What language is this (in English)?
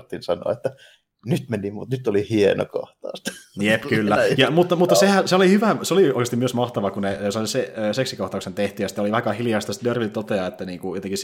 Finnish